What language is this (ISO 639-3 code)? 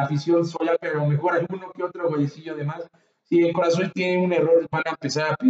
spa